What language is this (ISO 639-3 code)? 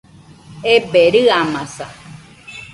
hux